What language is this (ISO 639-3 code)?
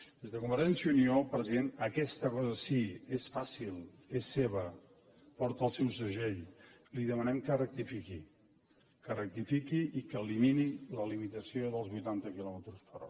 cat